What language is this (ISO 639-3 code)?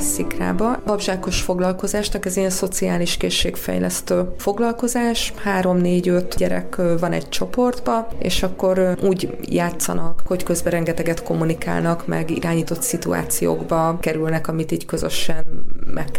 hun